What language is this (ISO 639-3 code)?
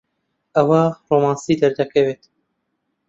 ckb